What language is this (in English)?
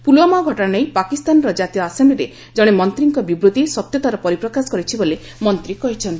Odia